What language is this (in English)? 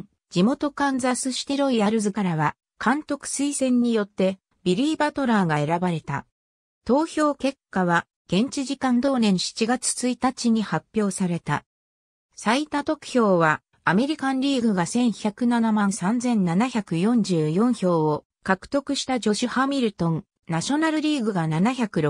Japanese